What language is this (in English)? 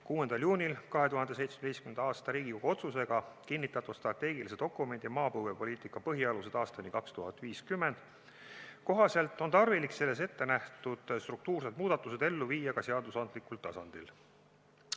Estonian